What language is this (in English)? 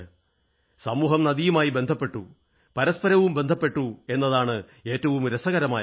Malayalam